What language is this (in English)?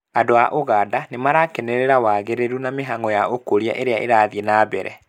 Kikuyu